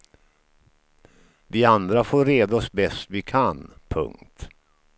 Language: Swedish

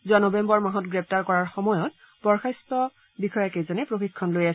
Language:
Assamese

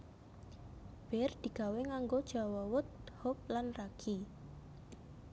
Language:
Javanese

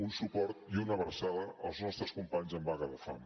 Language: Catalan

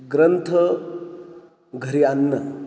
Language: Marathi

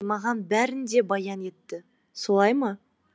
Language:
Kazakh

